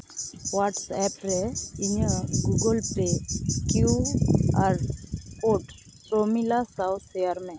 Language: Santali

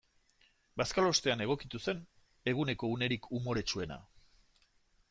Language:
Basque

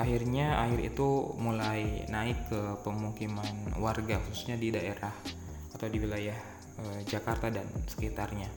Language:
Indonesian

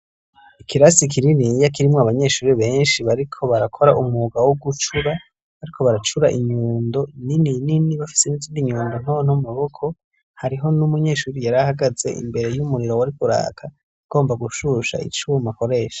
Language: Rundi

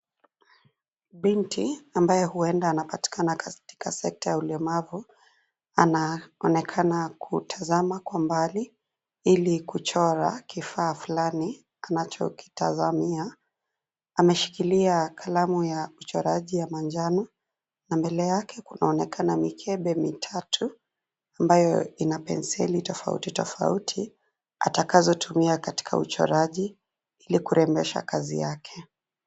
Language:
Swahili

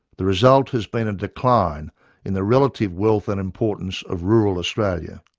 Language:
English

